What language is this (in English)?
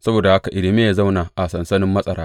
Hausa